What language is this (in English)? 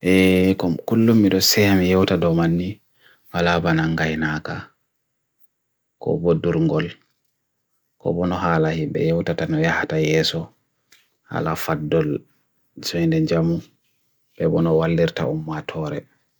Bagirmi Fulfulde